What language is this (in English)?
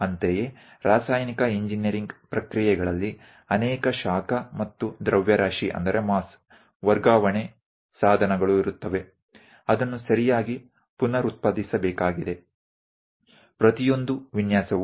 Gujarati